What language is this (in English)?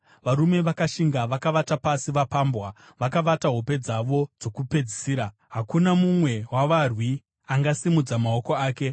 Shona